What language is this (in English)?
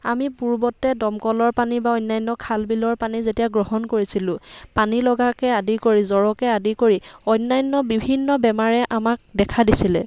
Assamese